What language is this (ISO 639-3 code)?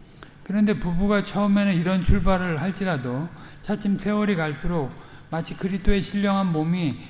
kor